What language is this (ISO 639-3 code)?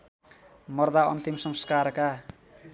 nep